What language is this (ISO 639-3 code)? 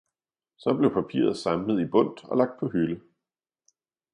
dan